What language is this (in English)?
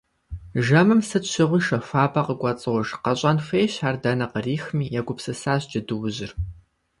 Kabardian